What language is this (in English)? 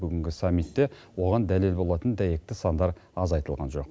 Kazakh